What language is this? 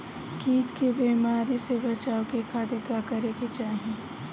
Bhojpuri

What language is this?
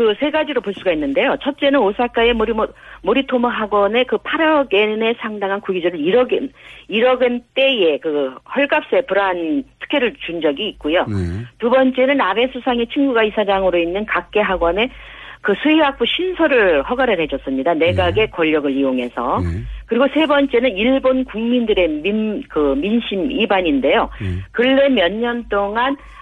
Korean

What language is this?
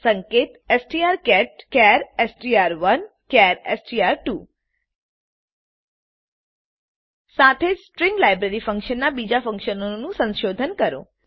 Gujarati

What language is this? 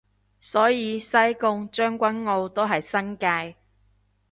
Cantonese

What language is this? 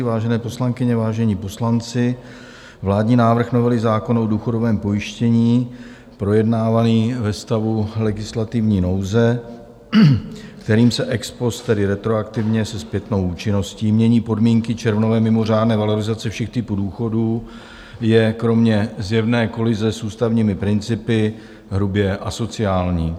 Czech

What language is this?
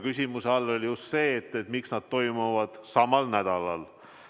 Estonian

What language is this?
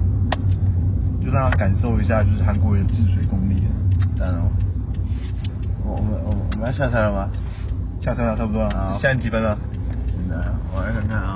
Chinese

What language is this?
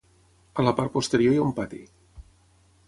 Catalan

